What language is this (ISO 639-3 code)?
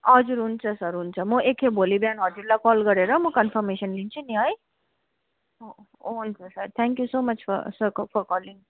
nep